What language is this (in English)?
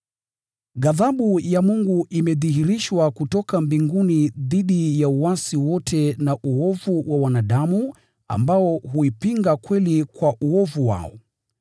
Swahili